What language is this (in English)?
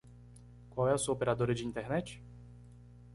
Portuguese